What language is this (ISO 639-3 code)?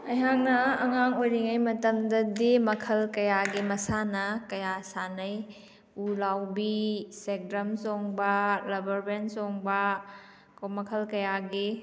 mni